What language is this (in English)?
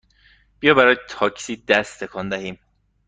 Persian